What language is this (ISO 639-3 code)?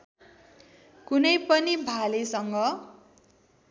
nep